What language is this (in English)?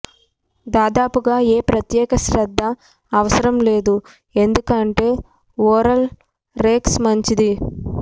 Telugu